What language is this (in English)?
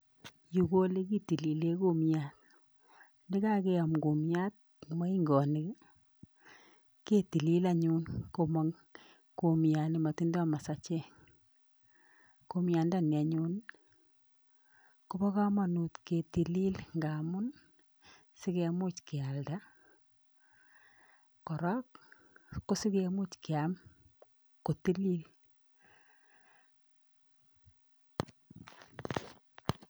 Kalenjin